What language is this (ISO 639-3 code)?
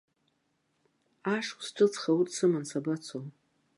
abk